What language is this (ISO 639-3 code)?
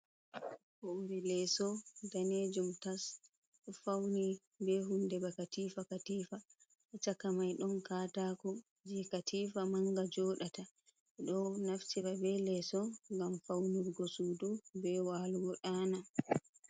ful